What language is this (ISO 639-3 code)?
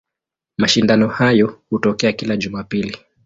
swa